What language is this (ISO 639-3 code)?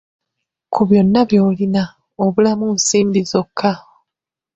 lug